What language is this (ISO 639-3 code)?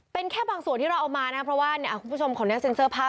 tha